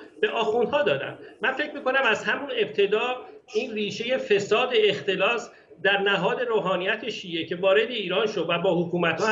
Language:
Persian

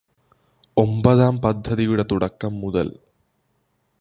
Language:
Malayalam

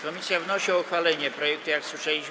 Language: Polish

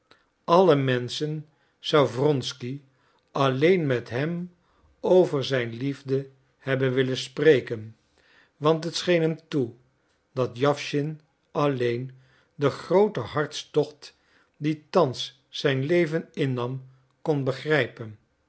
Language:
Dutch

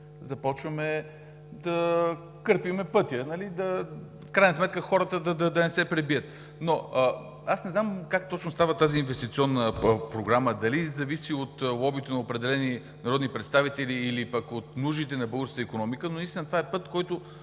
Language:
Bulgarian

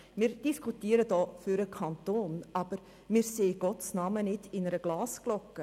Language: Swiss German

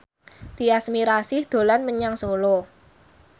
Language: Javanese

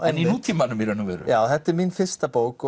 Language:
Icelandic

